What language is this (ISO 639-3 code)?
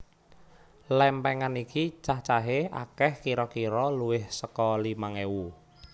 jav